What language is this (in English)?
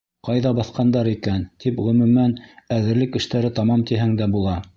Bashkir